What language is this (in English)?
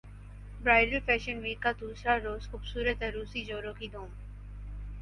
Urdu